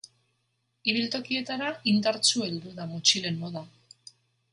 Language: Basque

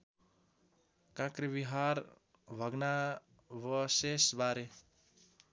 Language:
Nepali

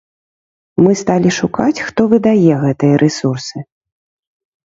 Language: Belarusian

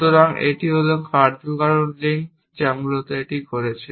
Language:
Bangla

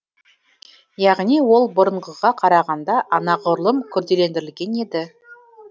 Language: Kazakh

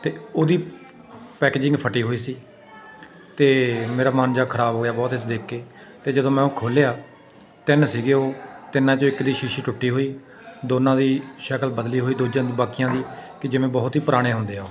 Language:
Punjabi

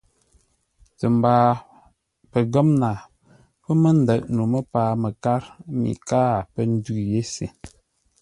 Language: Ngombale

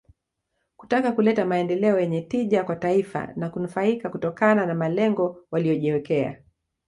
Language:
Swahili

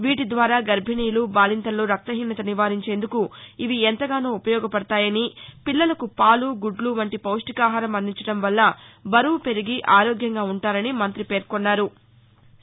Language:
Telugu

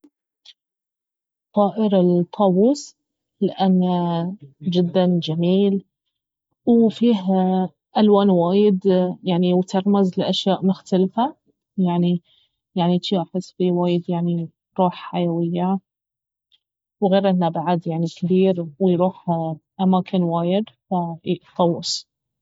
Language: Baharna Arabic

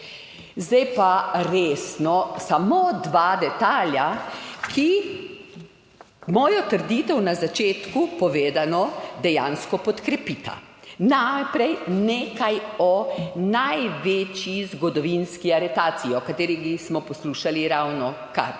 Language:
Slovenian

